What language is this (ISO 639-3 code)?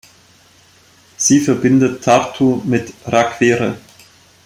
deu